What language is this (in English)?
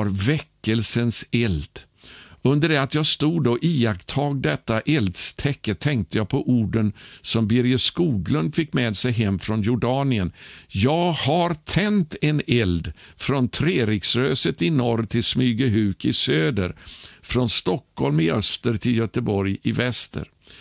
Swedish